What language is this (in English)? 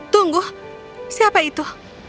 Indonesian